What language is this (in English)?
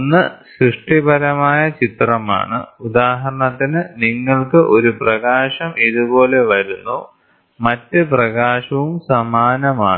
Malayalam